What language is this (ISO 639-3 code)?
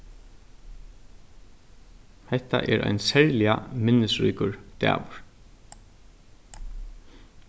fao